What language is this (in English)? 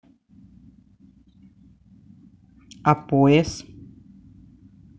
Russian